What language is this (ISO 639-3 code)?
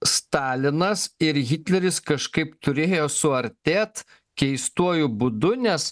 lit